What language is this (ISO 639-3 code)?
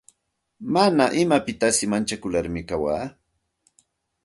qxt